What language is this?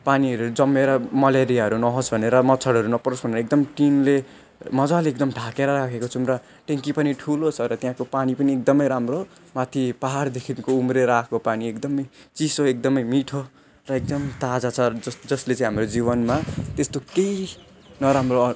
Nepali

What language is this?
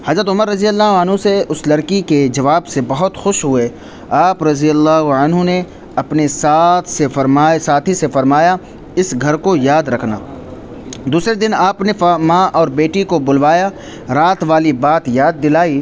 Urdu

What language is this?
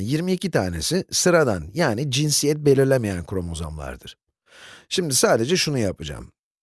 Turkish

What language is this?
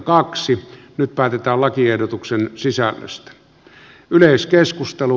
Finnish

